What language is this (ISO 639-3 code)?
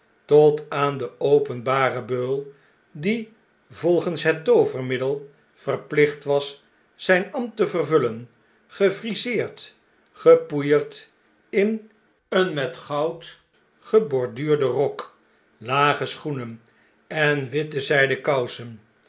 nld